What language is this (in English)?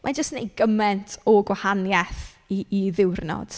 Welsh